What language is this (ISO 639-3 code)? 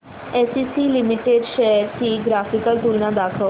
mar